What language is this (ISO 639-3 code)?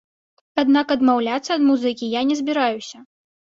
bel